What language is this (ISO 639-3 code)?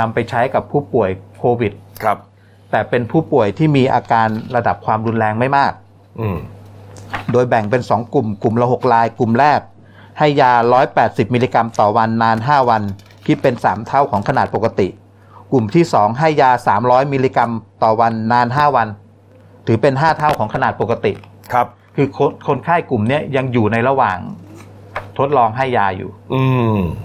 tha